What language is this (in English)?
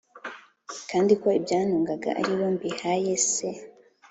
Kinyarwanda